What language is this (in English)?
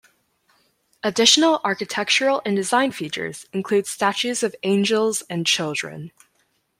English